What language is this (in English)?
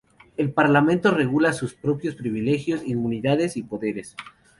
Spanish